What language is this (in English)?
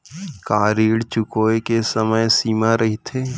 Chhattisgarhi